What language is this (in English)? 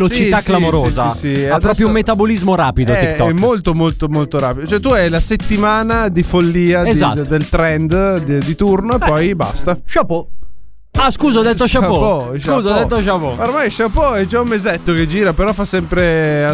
Italian